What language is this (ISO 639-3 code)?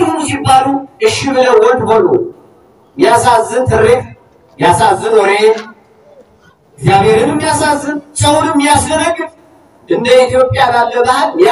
tur